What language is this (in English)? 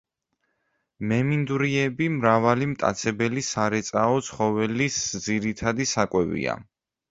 Georgian